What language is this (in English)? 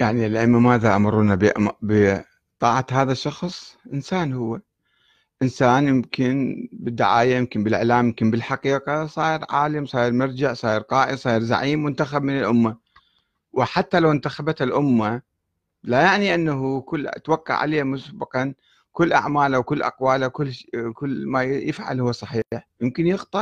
Arabic